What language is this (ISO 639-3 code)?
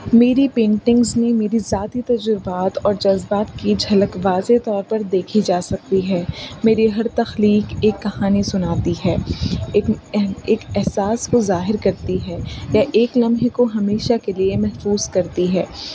urd